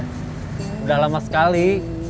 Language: Indonesian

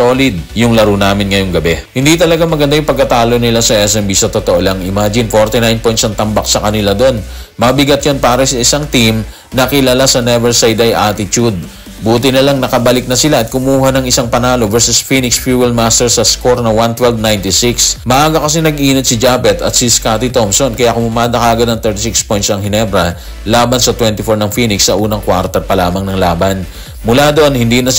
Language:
Filipino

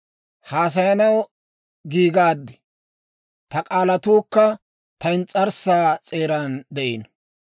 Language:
Dawro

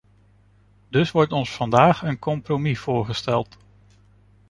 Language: Dutch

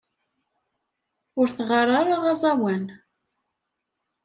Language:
Kabyle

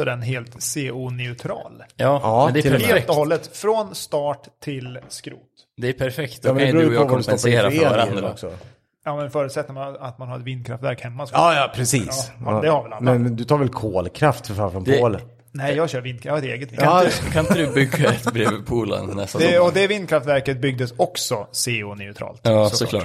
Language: Swedish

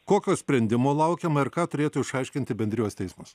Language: Lithuanian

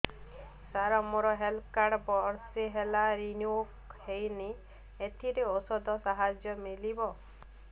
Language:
Odia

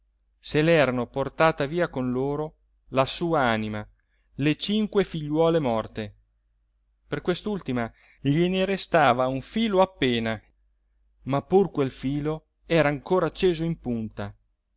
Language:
Italian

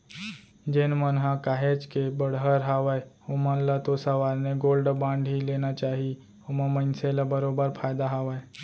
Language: Chhattisgarhi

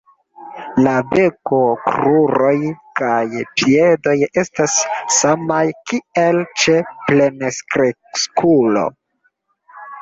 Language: Esperanto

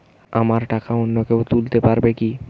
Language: Bangla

